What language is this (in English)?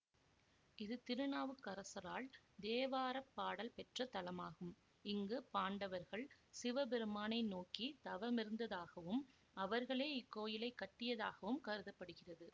Tamil